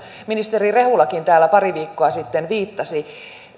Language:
Finnish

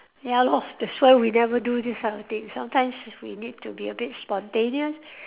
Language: English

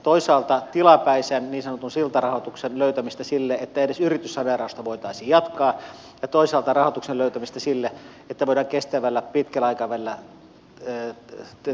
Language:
Finnish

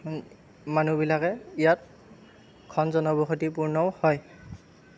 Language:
Assamese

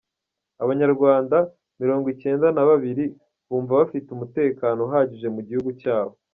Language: Kinyarwanda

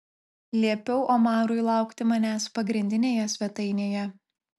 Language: Lithuanian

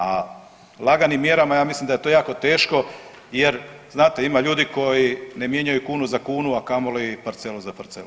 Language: Croatian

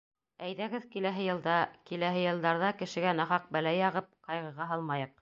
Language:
Bashkir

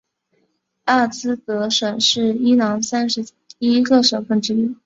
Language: Chinese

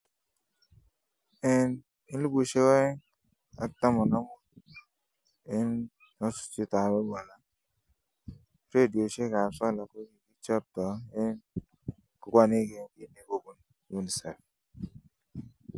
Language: Kalenjin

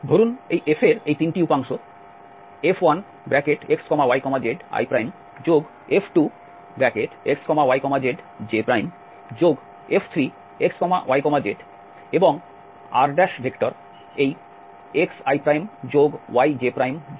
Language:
Bangla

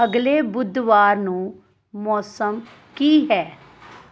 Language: Punjabi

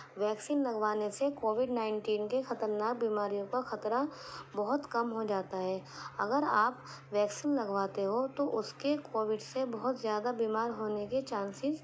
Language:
Urdu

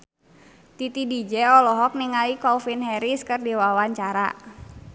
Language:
Sundanese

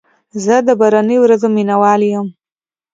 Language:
Pashto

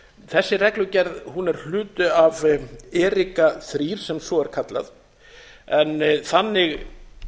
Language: Icelandic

